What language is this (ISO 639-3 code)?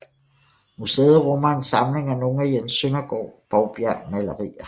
dan